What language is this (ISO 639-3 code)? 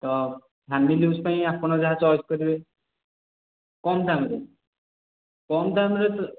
ori